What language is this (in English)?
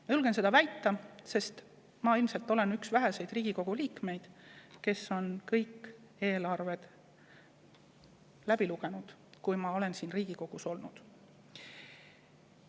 Estonian